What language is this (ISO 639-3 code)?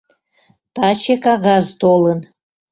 chm